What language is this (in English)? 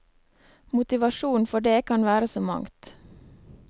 Norwegian